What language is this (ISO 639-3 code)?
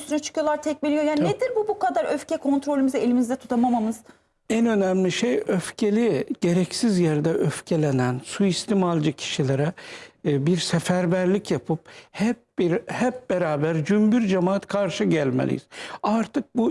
tur